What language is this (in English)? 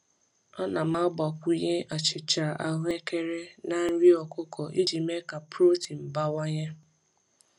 Igbo